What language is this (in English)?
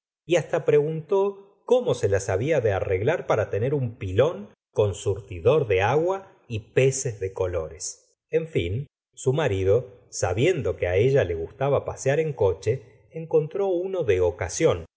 Spanish